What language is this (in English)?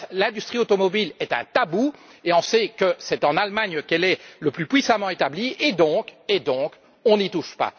French